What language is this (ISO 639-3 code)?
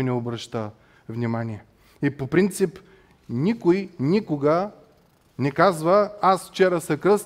bul